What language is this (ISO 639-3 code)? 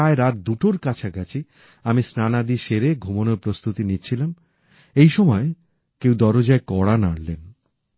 ben